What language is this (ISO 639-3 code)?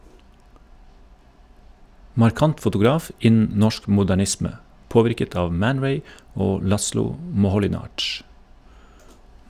nor